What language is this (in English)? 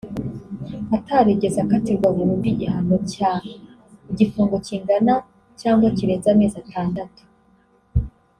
Kinyarwanda